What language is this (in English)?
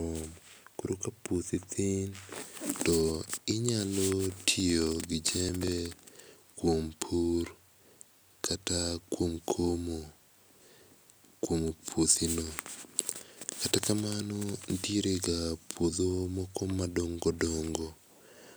Luo (Kenya and Tanzania)